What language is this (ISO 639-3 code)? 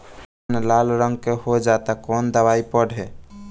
bho